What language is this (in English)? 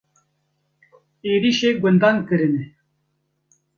Kurdish